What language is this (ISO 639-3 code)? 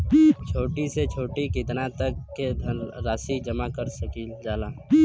bho